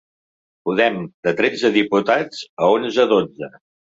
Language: Catalan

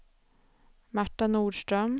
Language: Swedish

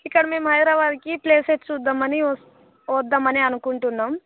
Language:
Telugu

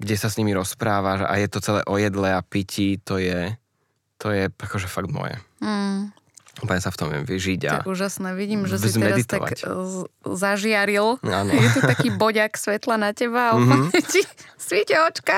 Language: Slovak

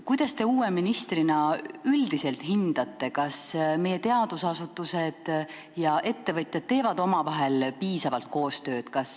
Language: Estonian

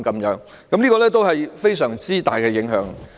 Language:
Cantonese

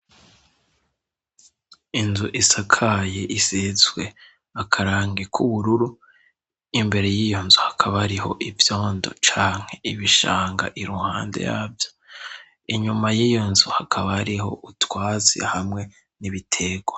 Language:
Rundi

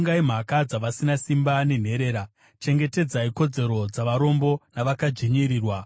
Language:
Shona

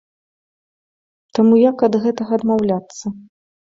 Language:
Belarusian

